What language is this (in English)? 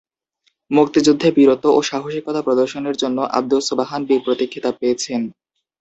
Bangla